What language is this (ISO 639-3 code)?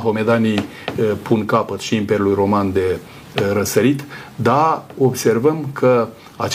ron